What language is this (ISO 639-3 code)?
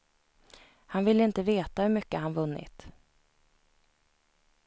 swe